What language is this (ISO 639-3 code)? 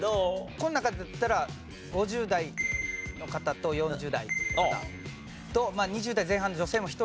jpn